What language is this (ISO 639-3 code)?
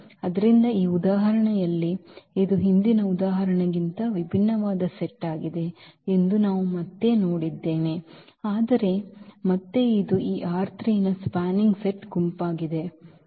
kan